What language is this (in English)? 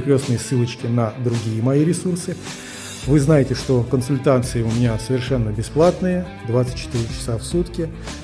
Russian